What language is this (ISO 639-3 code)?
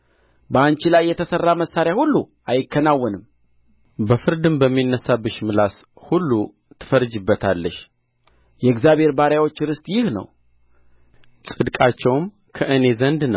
amh